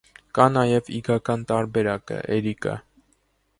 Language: Armenian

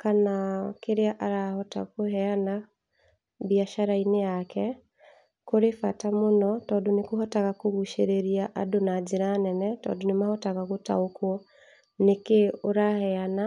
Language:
Kikuyu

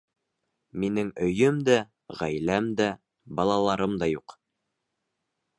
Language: Bashkir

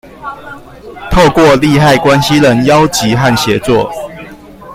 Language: Chinese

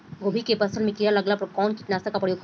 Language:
Bhojpuri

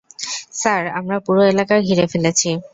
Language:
Bangla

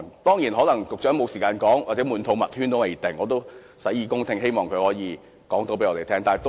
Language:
Cantonese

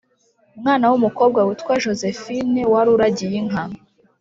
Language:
Kinyarwanda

